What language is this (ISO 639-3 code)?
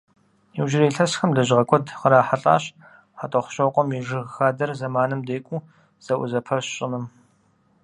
kbd